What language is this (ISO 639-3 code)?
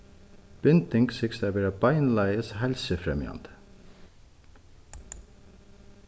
fao